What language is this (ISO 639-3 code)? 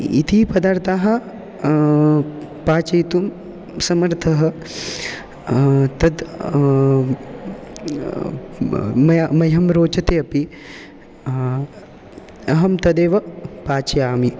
san